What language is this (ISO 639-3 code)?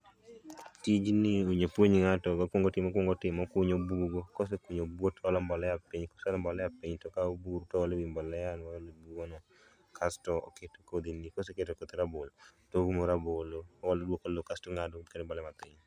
luo